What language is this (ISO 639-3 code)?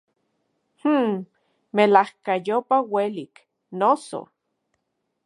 ncx